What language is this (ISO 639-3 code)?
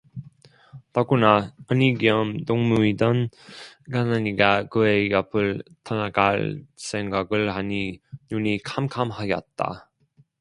kor